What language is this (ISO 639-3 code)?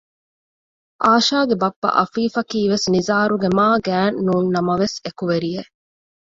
div